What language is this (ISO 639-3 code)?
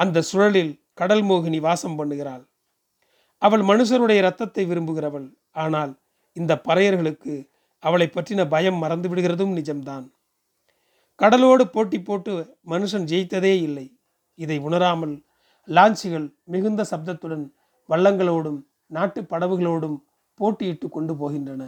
tam